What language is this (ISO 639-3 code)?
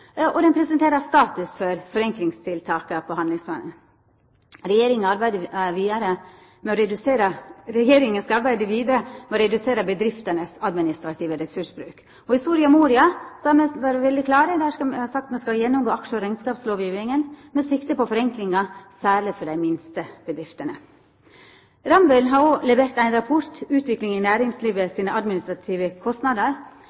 nno